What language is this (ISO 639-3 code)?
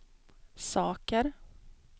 swe